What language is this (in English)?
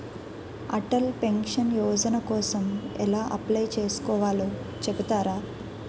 Telugu